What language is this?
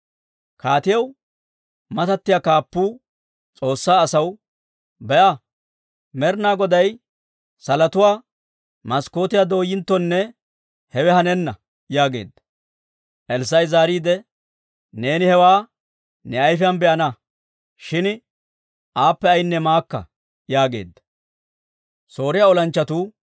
Dawro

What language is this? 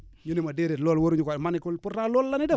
Wolof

